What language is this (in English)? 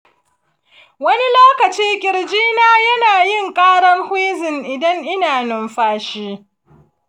Hausa